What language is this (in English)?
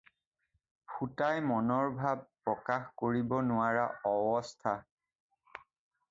Assamese